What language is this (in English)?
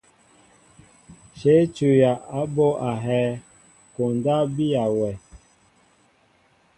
Mbo (Cameroon)